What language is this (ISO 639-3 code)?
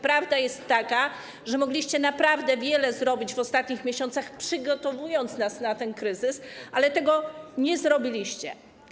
pol